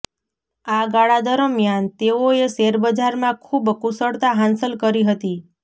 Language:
Gujarati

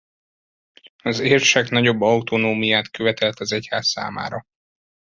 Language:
Hungarian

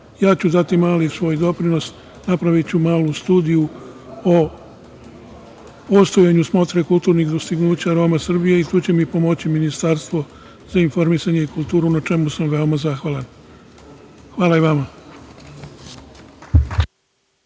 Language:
Serbian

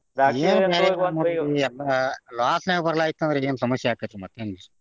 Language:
Kannada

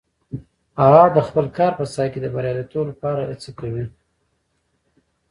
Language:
Pashto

